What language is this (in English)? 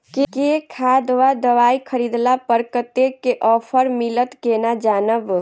Maithili